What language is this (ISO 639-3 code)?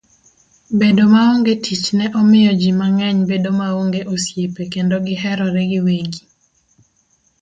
luo